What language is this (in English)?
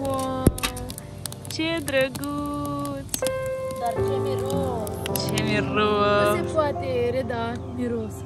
Romanian